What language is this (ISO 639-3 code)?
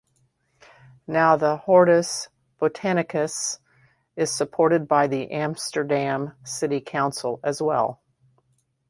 eng